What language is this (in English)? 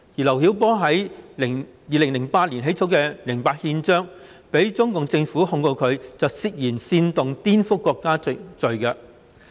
Cantonese